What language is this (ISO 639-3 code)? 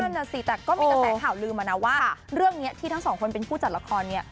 tha